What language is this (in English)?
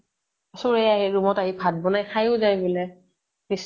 Assamese